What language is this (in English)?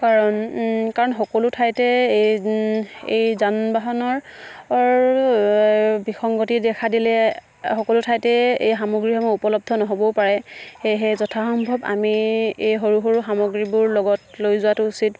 Assamese